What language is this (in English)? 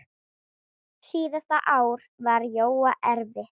Icelandic